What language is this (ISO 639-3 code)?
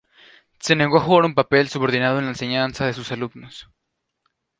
spa